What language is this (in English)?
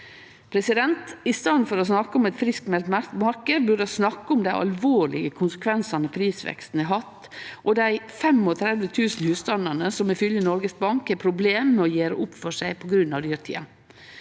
Norwegian